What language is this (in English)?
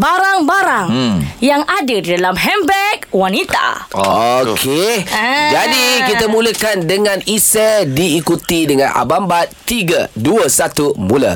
Malay